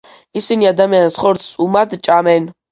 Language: Georgian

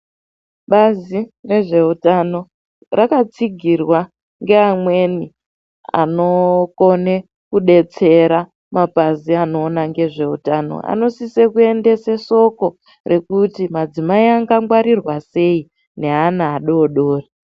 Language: Ndau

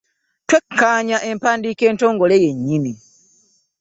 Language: Ganda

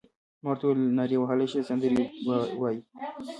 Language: Pashto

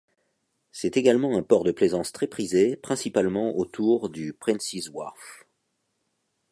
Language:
French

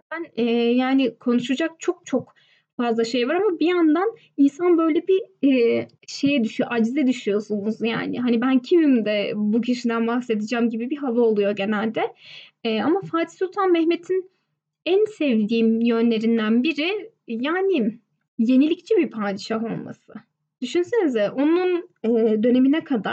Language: Turkish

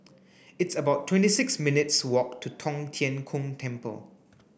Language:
English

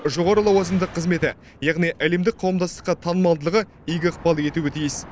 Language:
Kazakh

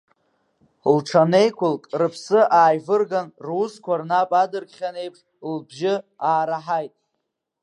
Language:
Abkhazian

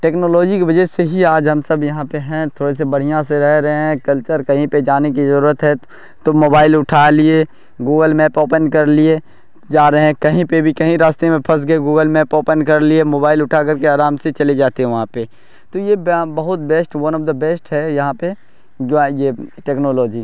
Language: Urdu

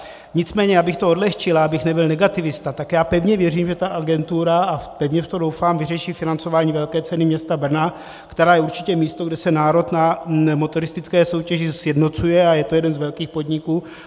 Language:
Czech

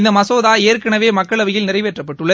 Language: Tamil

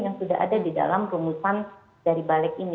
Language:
Indonesian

